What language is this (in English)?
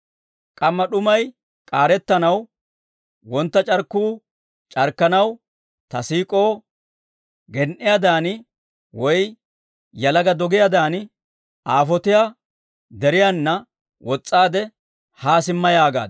Dawro